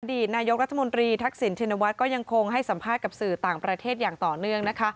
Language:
Thai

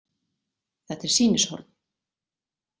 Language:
Icelandic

